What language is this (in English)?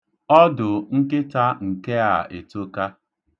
Igbo